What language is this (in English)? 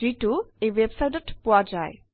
Assamese